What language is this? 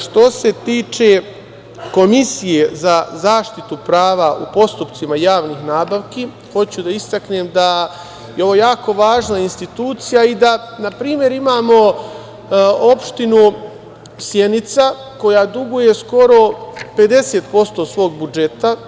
Serbian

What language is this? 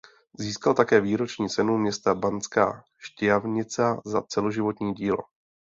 Czech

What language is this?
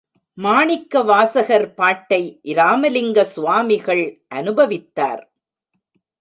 Tamil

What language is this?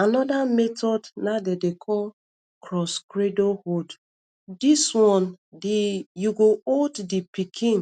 Nigerian Pidgin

